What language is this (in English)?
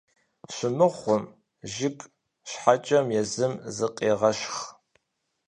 Kabardian